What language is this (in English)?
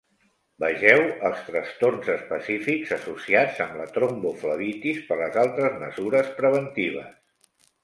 Catalan